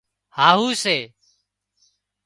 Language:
Wadiyara Koli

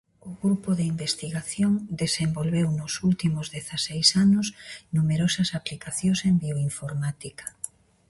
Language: Galician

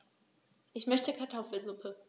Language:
German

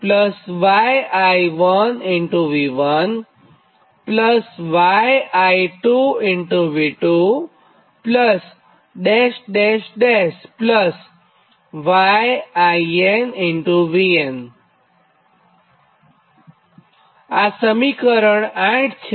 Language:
Gujarati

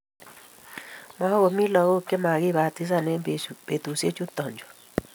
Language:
Kalenjin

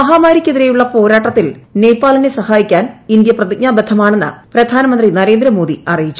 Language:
Malayalam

